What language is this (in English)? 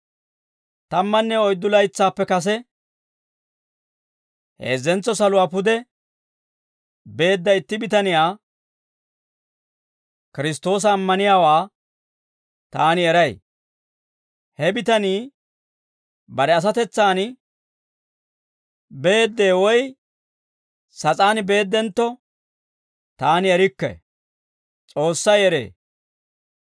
Dawro